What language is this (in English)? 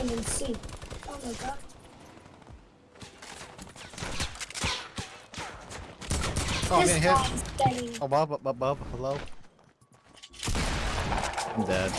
English